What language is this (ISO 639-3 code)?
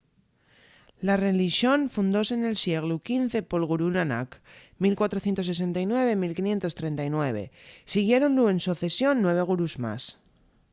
ast